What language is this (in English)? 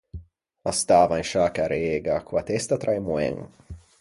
Ligurian